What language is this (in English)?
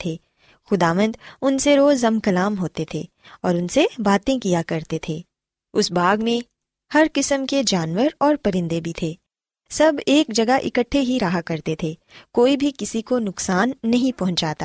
Urdu